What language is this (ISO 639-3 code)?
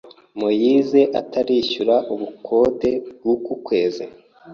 kin